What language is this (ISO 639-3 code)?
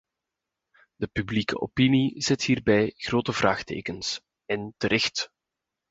nld